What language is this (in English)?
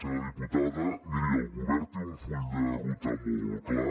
Catalan